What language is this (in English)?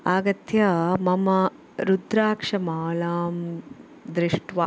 Sanskrit